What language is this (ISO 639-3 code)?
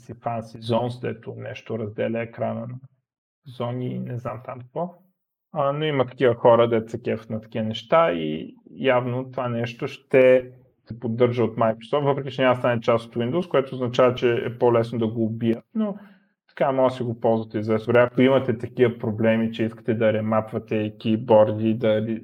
bul